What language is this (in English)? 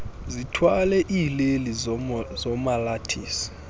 Xhosa